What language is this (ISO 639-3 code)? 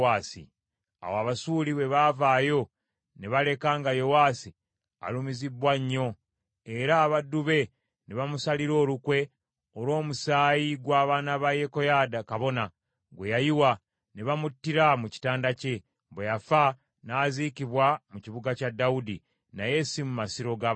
lug